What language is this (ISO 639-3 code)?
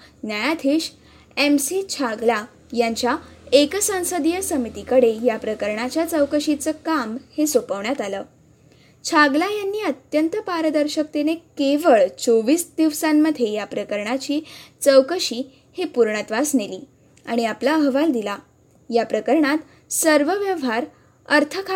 mar